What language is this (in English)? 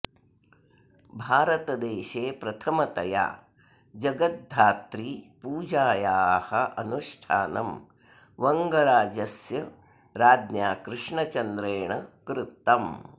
Sanskrit